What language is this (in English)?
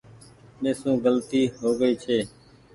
Goaria